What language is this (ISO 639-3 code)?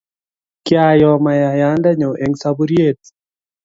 kln